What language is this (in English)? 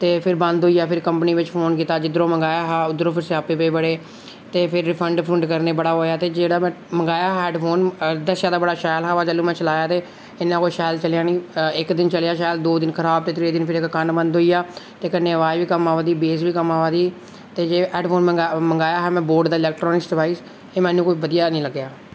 Dogri